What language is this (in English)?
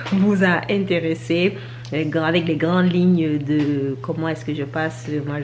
French